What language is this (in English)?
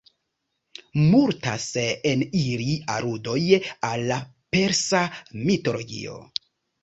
Esperanto